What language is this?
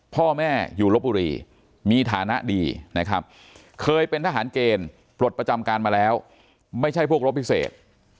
Thai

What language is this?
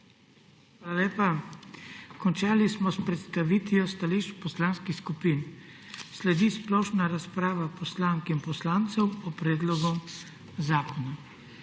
Slovenian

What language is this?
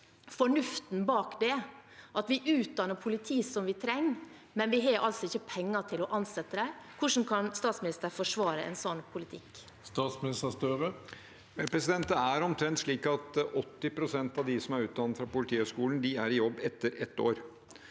Norwegian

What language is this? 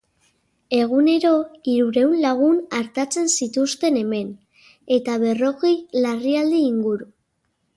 Basque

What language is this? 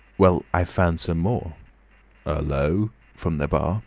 English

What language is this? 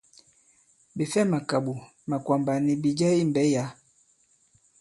Bankon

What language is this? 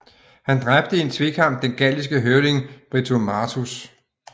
Danish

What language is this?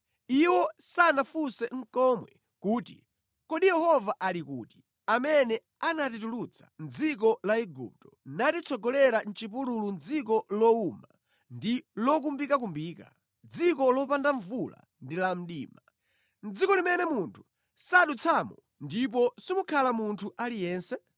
Nyanja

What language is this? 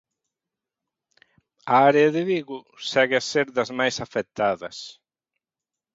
Galician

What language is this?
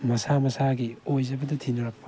Manipuri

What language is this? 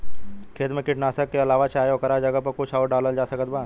Bhojpuri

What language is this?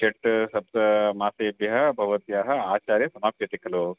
Sanskrit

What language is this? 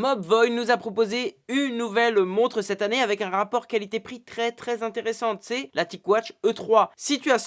French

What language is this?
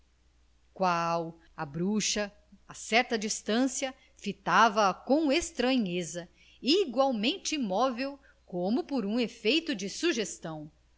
Portuguese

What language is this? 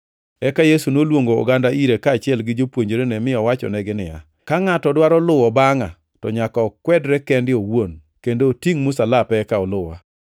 Luo (Kenya and Tanzania)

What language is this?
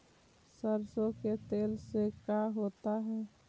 Magahi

